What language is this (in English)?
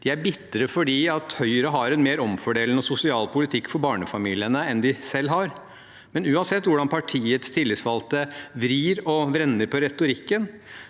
Norwegian